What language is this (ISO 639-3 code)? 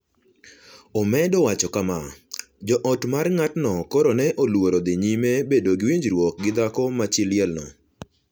luo